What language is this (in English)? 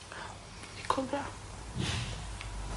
Welsh